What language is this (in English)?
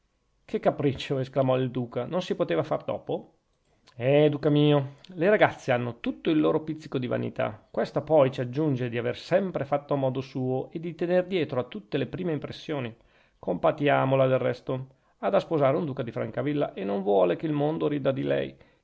Italian